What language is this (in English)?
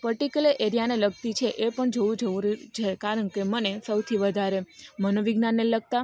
Gujarati